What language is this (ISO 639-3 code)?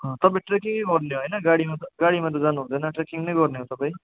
nep